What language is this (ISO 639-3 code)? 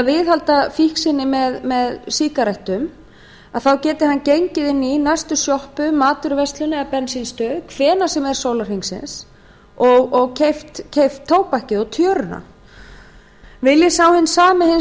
isl